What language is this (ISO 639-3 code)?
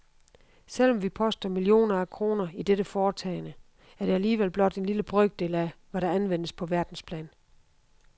dan